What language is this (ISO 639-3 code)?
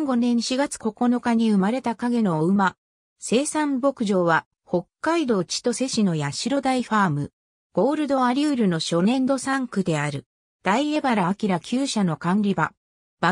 jpn